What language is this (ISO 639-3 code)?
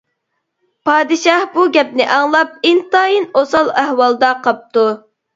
uig